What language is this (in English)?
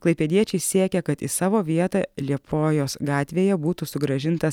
Lithuanian